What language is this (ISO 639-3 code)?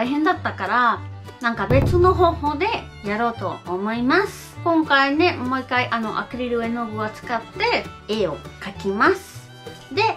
jpn